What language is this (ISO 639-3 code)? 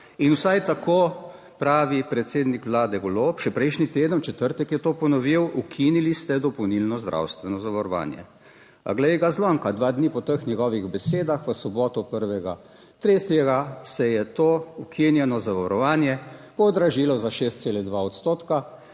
slv